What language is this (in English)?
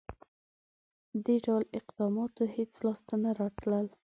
Pashto